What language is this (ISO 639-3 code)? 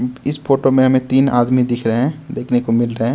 hin